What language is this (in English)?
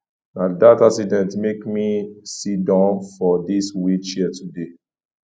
Nigerian Pidgin